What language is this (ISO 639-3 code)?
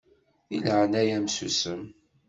kab